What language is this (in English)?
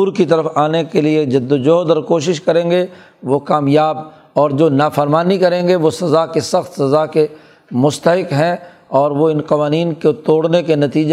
Urdu